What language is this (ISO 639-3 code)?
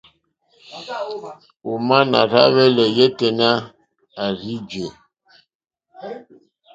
bri